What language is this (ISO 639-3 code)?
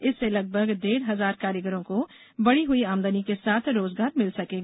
hin